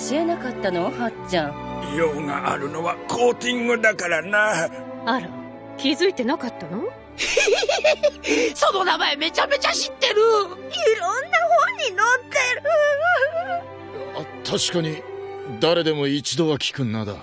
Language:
Japanese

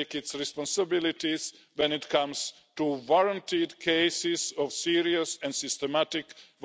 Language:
English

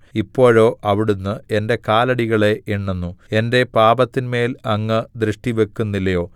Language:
Malayalam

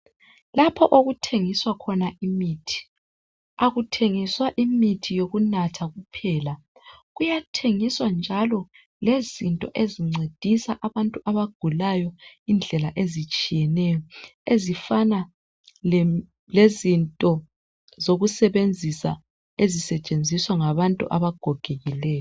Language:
North Ndebele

